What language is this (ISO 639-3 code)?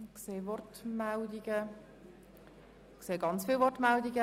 gsw